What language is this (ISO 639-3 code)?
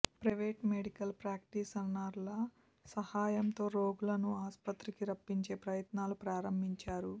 tel